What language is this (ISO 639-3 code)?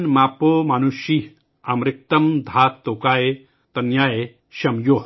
urd